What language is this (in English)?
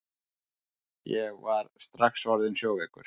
Icelandic